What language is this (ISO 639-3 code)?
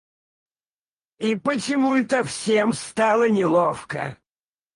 rus